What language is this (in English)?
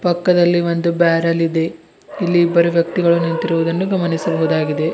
Kannada